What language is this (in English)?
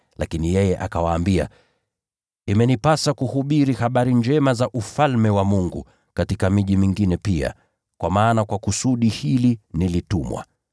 Swahili